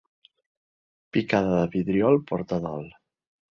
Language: Catalan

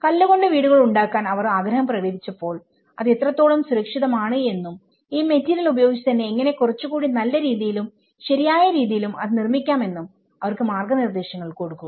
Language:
Malayalam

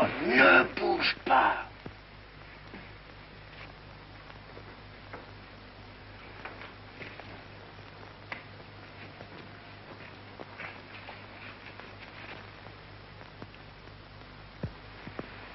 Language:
French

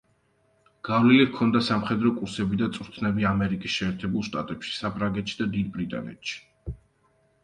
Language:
Georgian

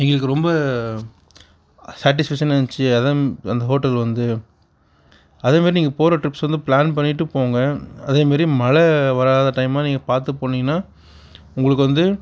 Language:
Tamil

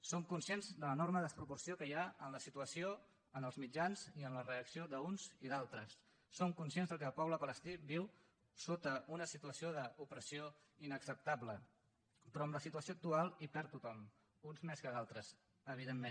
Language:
Catalan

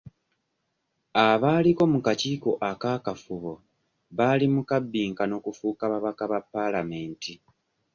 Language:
Ganda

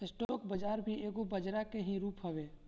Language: Bhojpuri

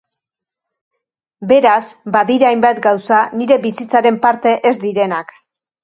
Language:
Basque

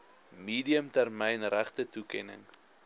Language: Afrikaans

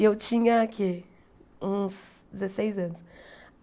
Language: Portuguese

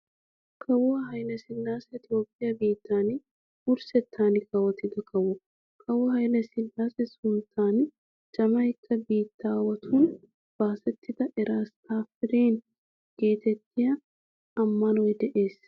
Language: Wolaytta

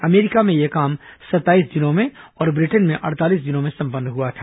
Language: Hindi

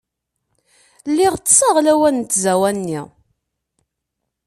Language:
Kabyle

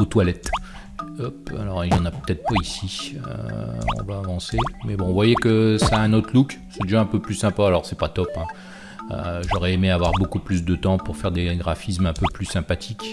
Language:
French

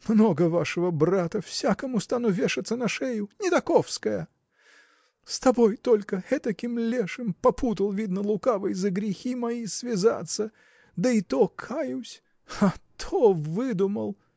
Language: Russian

